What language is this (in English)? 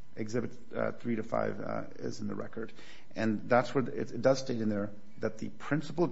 English